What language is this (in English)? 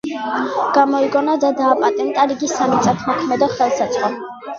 Georgian